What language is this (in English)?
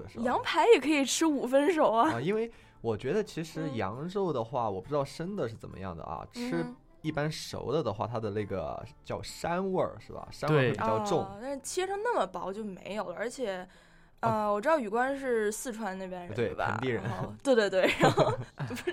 Chinese